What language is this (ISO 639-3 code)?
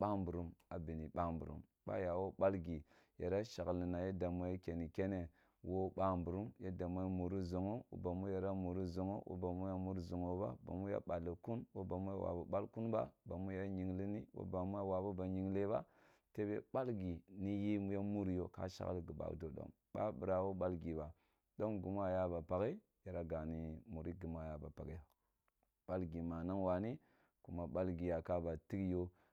bbu